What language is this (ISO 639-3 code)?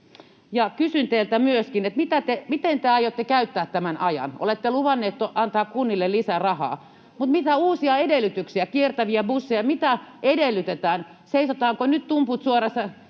fin